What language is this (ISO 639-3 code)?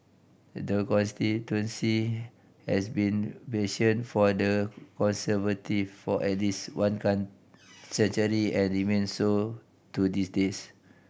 eng